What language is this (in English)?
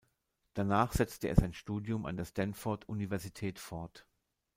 German